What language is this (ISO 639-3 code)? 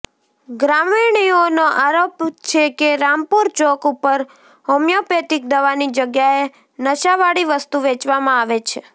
guj